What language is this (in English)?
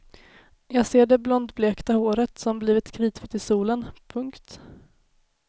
Swedish